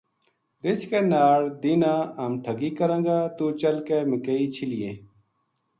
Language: Gujari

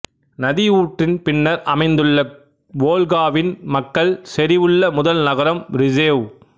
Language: Tamil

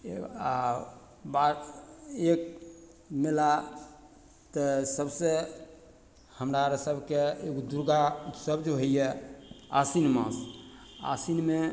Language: Maithili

